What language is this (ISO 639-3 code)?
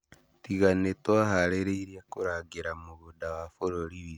kik